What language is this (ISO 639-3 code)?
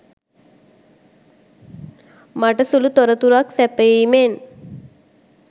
sin